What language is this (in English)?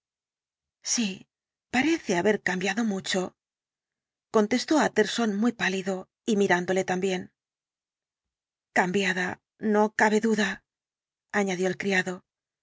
Spanish